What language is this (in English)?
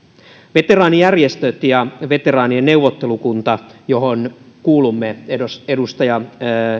Finnish